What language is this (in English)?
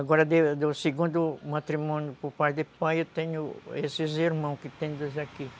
Portuguese